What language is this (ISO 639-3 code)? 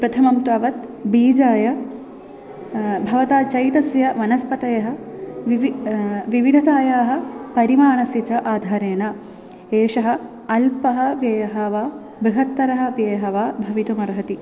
san